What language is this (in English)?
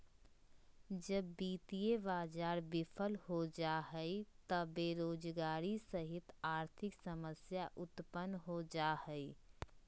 Magahi